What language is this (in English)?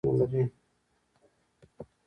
Pashto